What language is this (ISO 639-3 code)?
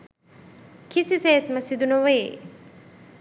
sin